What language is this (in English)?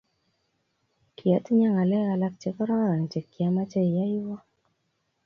Kalenjin